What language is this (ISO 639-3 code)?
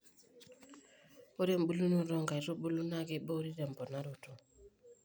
mas